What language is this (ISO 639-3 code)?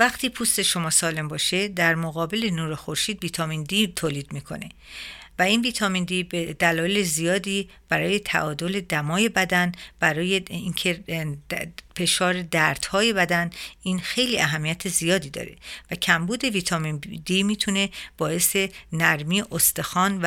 fas